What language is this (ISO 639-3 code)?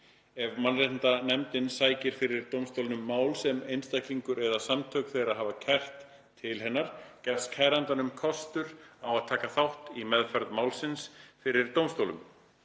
isl